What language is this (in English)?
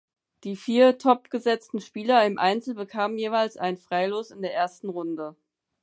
German